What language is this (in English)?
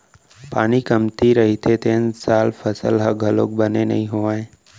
Chhattisgarhi